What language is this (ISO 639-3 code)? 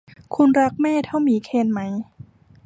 tha